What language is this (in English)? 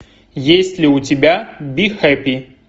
Russian